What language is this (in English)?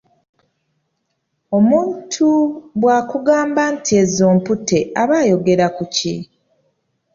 Ganda